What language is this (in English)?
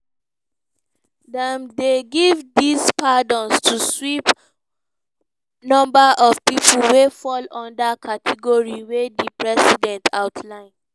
Nigerian Pidgin